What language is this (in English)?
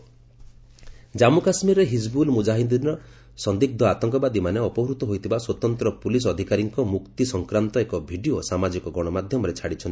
Odia